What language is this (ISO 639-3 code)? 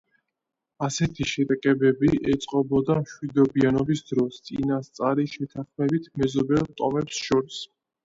kat